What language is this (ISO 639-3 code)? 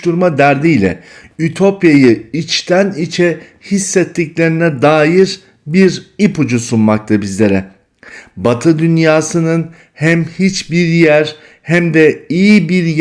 tur